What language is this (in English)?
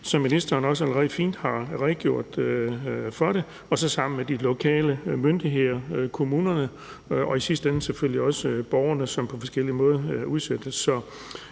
Danish